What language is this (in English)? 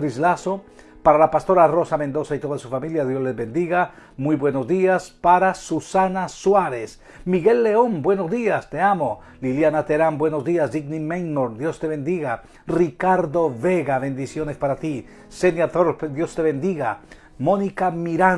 Spanish